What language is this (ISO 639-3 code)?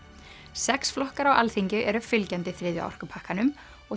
isl